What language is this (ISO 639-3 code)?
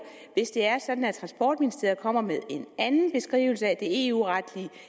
dan